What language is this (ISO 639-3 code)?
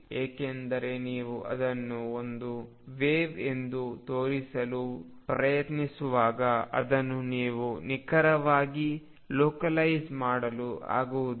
kan